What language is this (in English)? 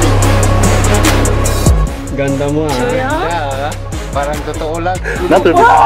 Japanese